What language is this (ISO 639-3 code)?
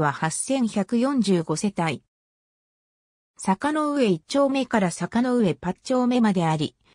jpn